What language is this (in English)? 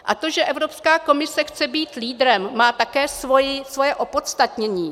Czech